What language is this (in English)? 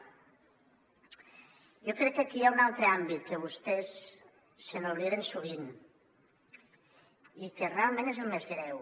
Catalan